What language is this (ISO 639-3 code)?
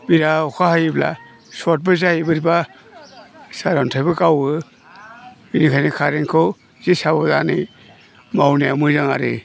brx